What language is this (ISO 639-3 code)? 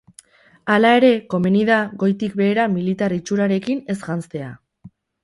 eus